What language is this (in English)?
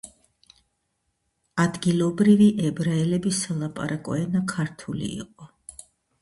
Georgian